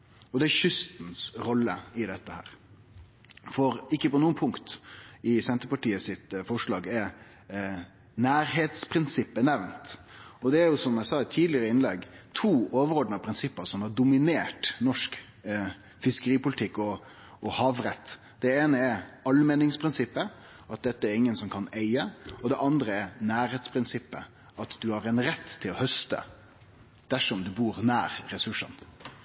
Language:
Norwegian Nynorsk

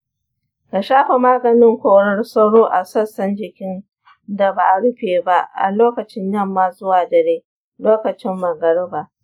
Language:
Hausa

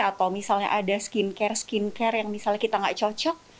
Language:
Indonesian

